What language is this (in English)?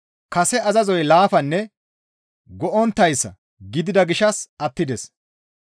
Gamo